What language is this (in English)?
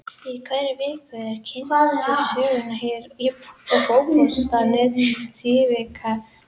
Icelandic